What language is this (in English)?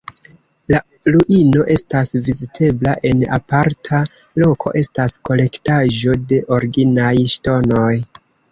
Esperanto